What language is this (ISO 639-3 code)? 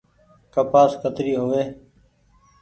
gig